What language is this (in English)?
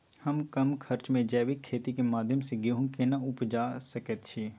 Maithili